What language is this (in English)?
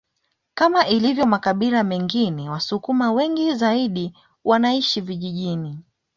Swahili